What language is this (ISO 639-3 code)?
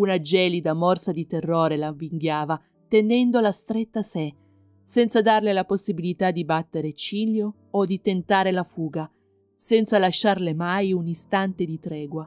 ita